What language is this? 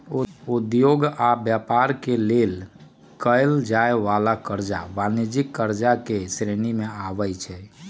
Magahi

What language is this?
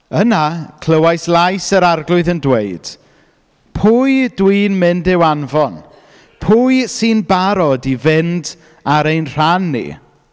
Welsh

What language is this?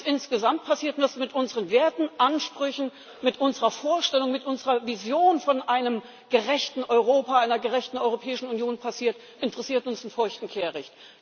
German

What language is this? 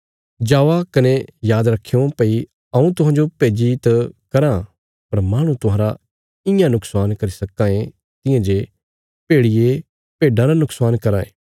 Bilaspuri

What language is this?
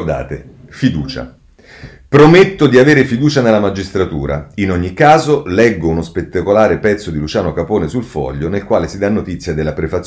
Italian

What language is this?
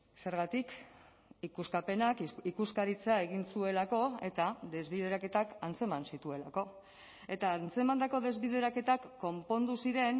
Basque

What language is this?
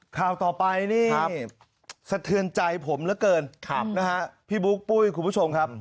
Thai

